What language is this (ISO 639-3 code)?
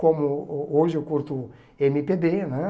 por